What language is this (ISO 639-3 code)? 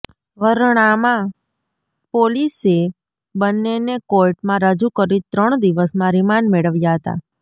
guj